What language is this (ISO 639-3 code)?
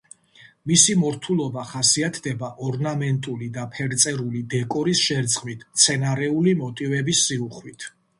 kat